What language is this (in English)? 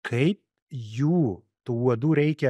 Lithuanian